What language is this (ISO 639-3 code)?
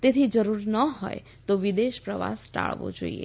guj